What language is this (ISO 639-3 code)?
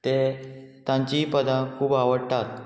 kok